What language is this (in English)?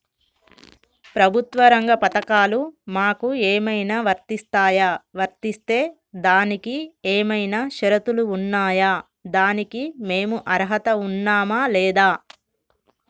Telugu